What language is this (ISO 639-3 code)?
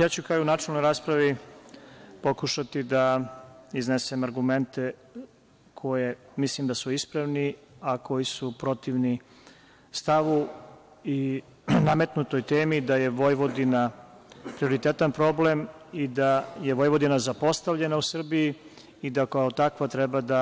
srp